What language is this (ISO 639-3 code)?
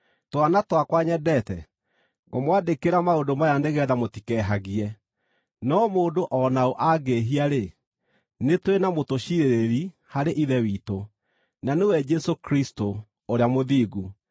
kik